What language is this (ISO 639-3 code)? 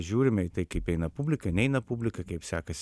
lit